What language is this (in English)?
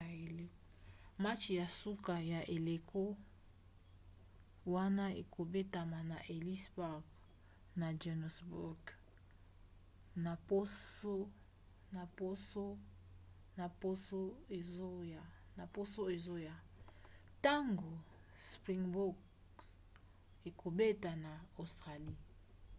Lingala